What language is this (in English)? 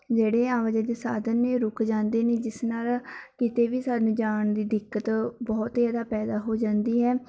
Punjabi